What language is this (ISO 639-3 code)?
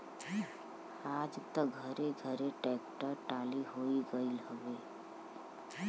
bho